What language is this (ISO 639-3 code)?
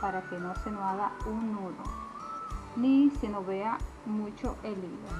spa